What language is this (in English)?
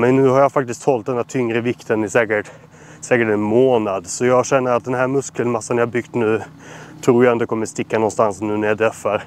Swedish